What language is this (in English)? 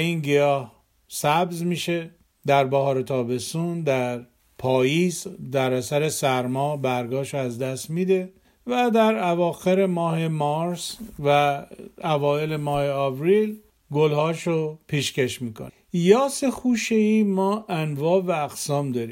Persian